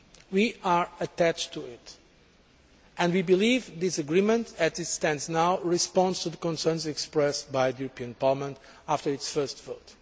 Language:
English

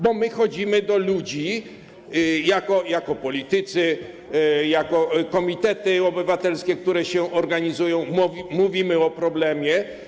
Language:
Polish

